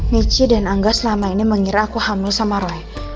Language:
Indonesian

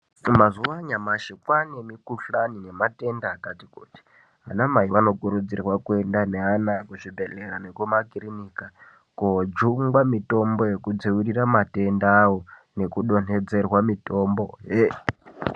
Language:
Ndau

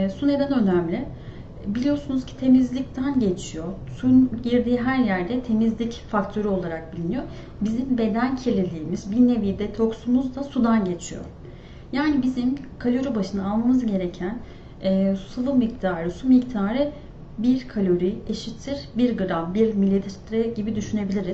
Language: Turkish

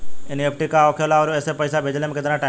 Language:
Bhojpuri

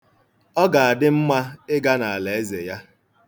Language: Igbo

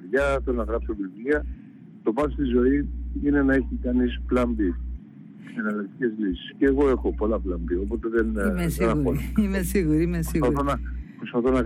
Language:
Greek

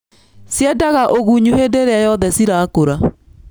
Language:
Kikuyu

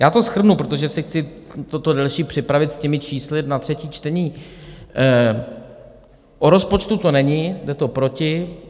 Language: Czech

